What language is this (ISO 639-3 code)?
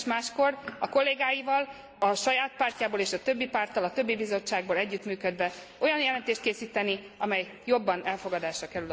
hun